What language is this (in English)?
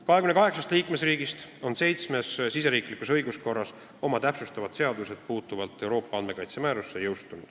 Estonian